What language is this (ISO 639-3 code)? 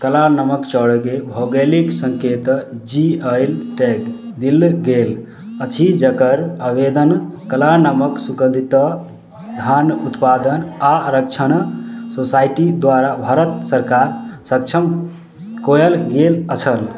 mai